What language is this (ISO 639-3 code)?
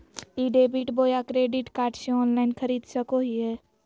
mag